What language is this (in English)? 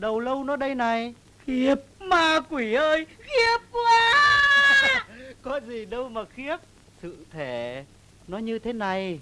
Vietnamese